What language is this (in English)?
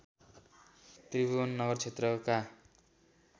Nepali